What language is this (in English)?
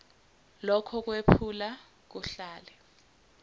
Zulu